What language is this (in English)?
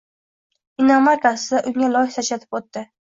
Uzbek